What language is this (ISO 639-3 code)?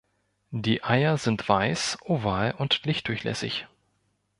deu